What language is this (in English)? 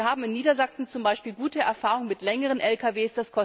German